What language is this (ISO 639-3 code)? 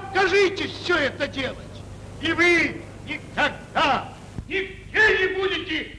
rus